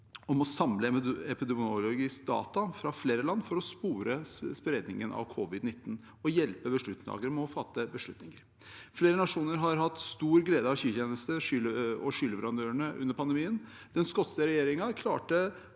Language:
Norwegian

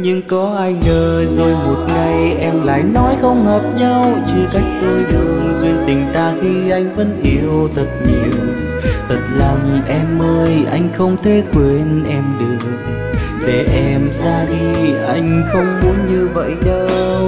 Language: Vietnamese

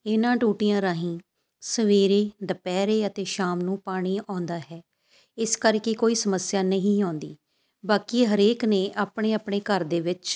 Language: Punjabi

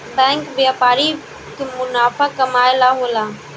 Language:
Bhojpuri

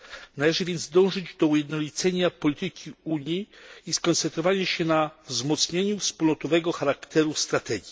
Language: Polish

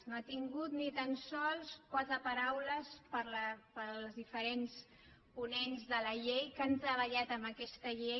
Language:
Catalan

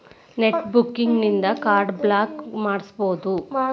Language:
Kannada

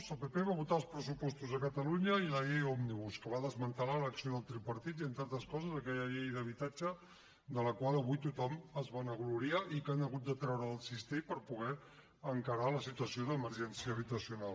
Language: Catalan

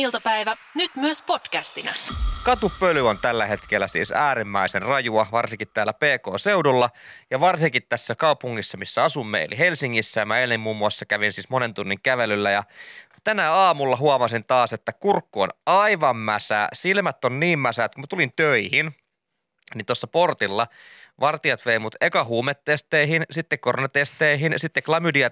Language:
Finnish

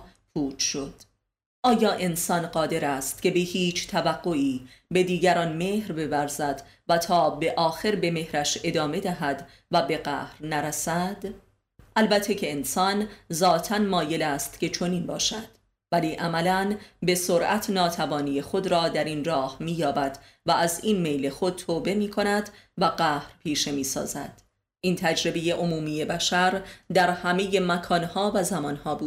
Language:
Persian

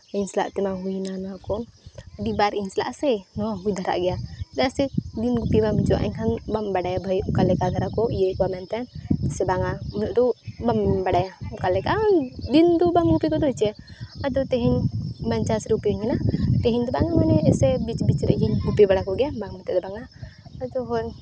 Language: Santali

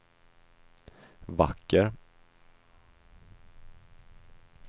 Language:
Swedish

